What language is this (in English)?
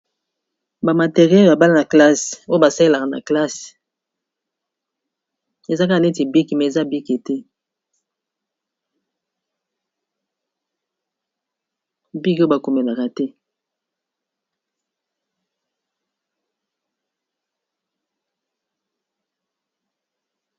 Lingala